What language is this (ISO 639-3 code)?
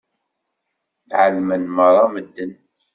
kab